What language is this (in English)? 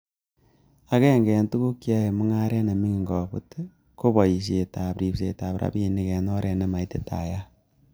Kalenjin